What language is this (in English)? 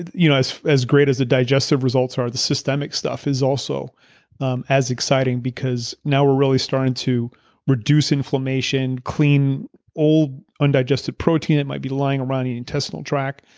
English